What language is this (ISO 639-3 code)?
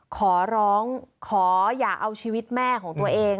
tha